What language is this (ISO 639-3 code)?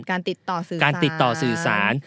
tha